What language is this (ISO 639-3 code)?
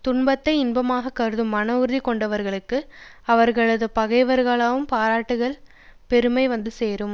tam